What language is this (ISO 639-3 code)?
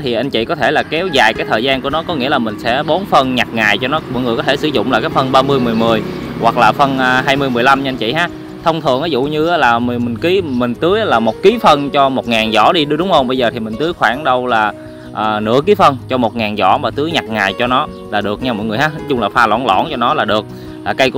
vie